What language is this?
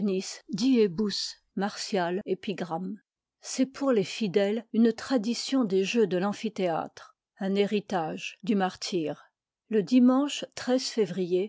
French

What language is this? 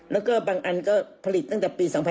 Thai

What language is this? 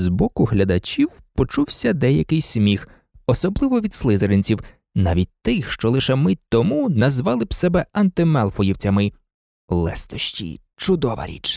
Ukrainian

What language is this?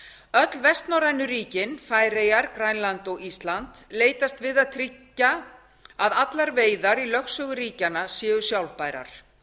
Icelandic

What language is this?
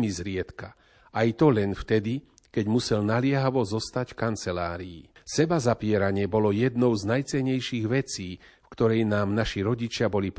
Slovak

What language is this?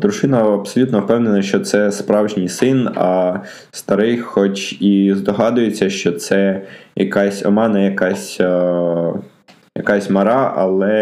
Ukrainian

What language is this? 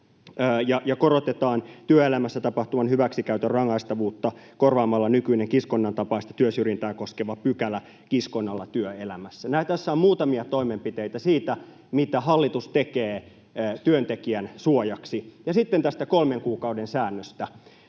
Finnish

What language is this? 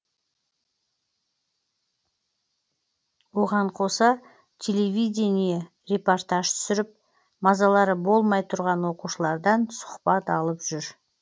Kazakh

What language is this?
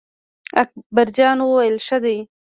Pashto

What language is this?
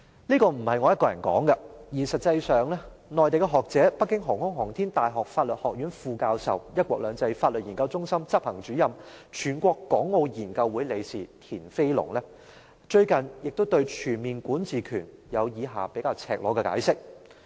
Cantonese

